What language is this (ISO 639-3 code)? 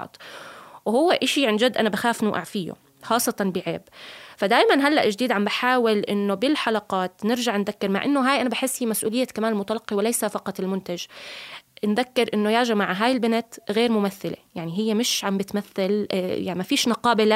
ara